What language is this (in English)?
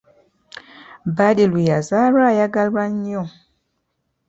Ganda